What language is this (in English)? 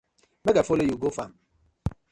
Nigerian Pidgin